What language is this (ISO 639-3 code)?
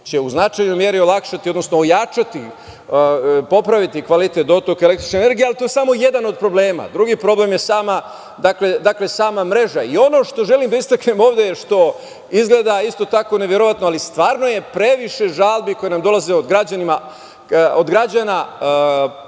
srp